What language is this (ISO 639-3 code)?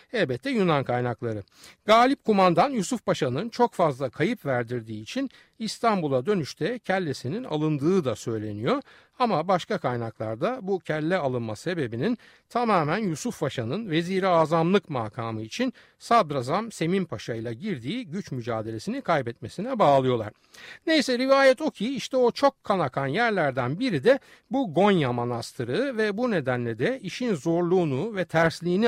tur